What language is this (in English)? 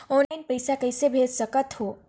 Chhattisgarhi